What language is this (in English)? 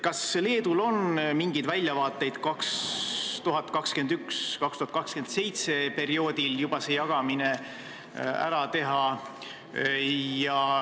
Estonian